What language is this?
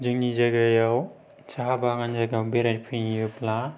Bodo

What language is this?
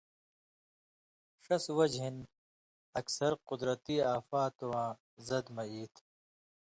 Indus Kohistani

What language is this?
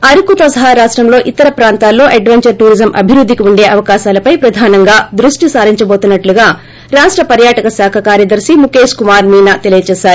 Telugu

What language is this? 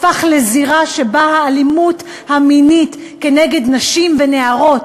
Hebrew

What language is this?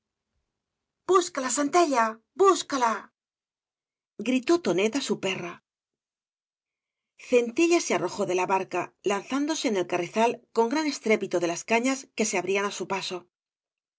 Spanish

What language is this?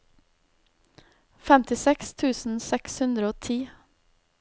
Norwegian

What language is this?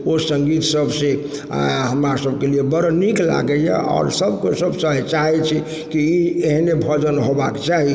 Maithili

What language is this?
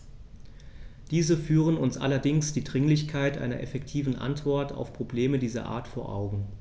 German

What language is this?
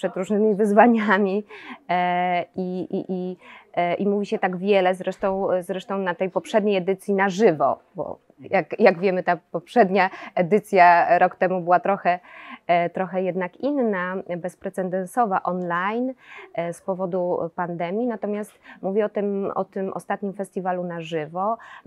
Polish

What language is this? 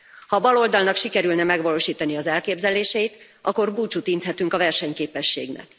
Hungarian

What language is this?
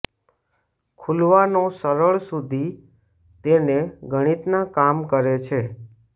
Gujarati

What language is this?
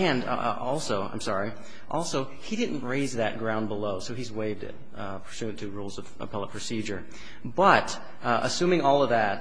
English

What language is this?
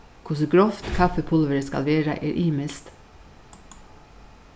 Faroese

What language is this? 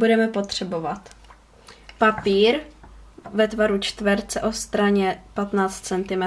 Czech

